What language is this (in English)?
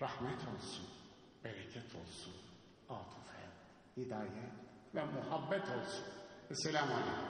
Turkish